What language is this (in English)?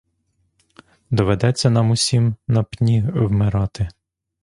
Ukrainian